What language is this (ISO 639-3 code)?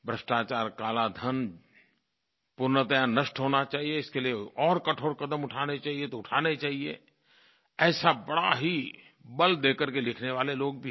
hin